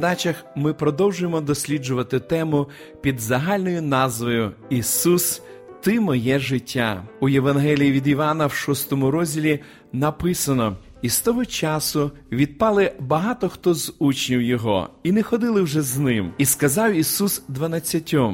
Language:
Ukrainian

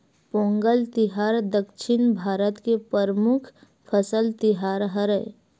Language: Chhattisgarhi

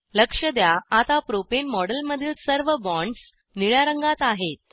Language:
Marathi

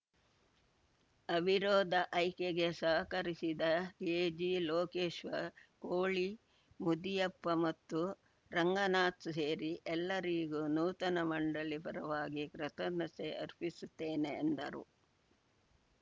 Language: Kannada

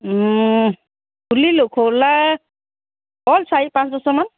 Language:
Assamese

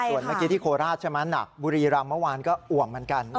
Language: Thai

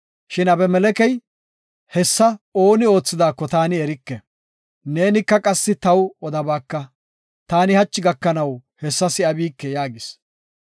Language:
Gofa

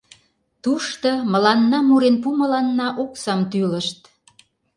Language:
Mari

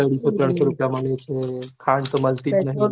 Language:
Gujarati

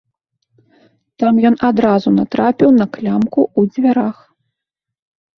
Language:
Belarusian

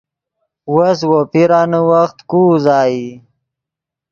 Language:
Yidgha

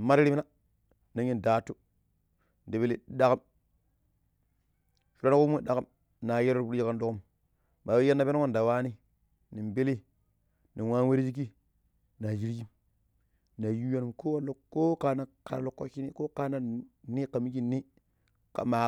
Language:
Pero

